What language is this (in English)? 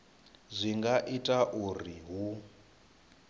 Venda